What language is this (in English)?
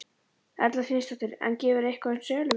Icelandic